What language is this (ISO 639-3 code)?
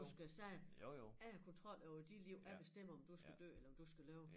dan